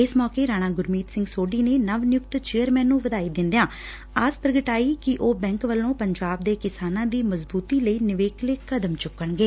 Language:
Punjabi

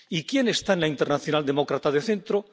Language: Spanish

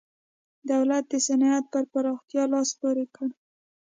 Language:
Pashto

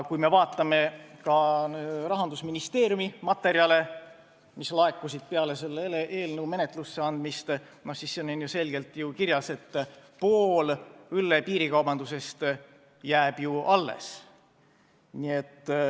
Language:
Estonian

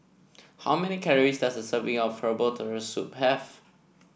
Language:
English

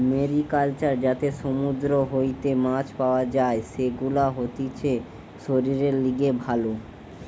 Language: Bangla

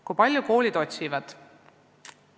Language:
Estonian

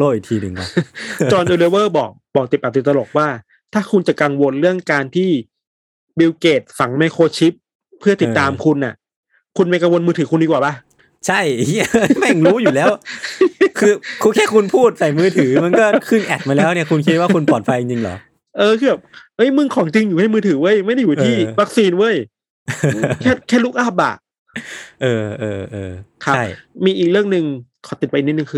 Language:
Thai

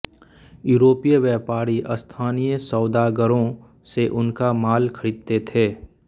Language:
Hindi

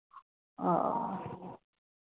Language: Hindi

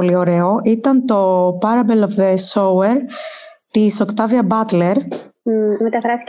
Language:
Greek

